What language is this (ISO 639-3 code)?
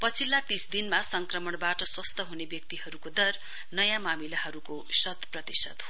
nep